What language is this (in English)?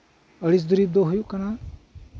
Santali